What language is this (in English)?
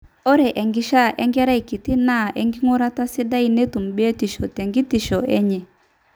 Masai